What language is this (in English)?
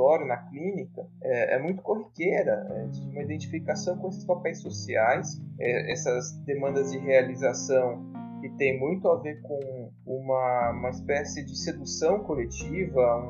Portuguese